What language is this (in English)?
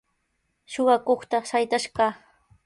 Sihuas Ancash Quechua